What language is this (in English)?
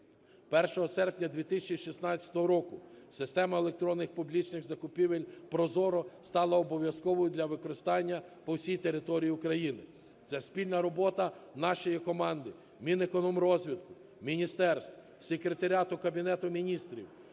Ukrainian